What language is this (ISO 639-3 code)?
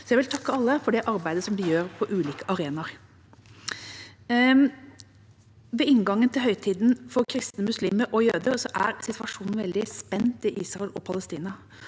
nor